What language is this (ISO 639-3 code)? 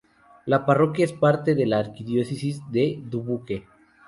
spa